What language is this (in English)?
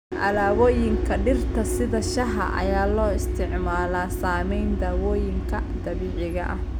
Somali